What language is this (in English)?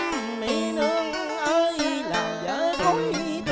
Vietnamese